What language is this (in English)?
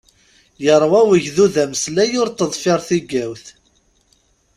Kabyle